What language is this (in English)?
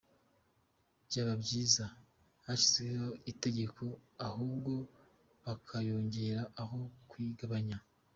Kinyarwanda